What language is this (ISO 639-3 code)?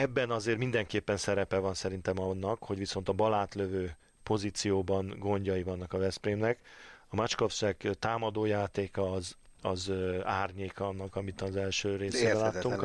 hun